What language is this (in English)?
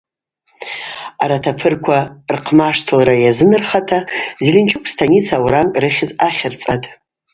Abaza